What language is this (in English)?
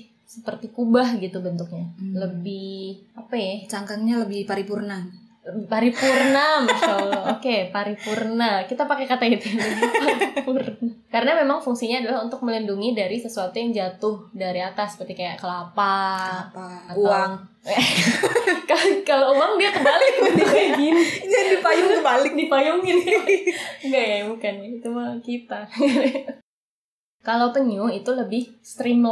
Indonesian